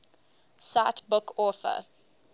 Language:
English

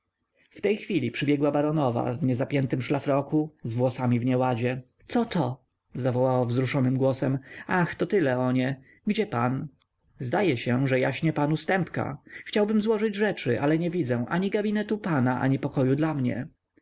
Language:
Polish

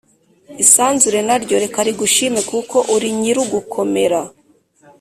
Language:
Kinyarwanda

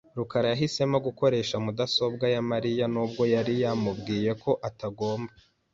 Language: Kinyarwanda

